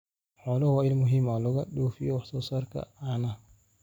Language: Somali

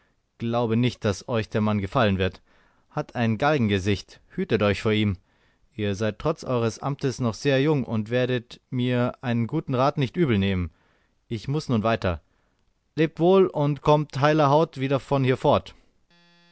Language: German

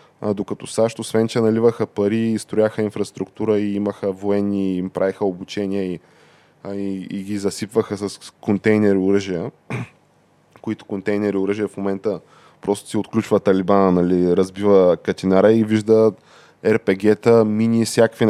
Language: Bulgarian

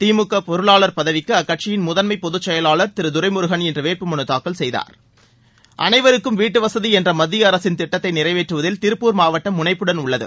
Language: Tamil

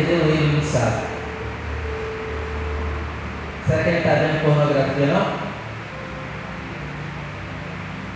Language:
Portuguese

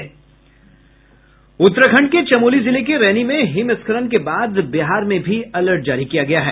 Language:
Hindi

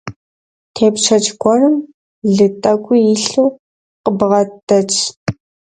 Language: Kabardian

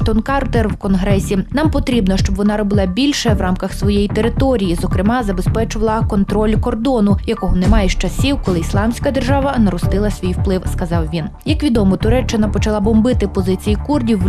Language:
Ukrainian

